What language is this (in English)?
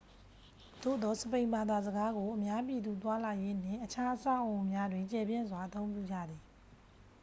Burmese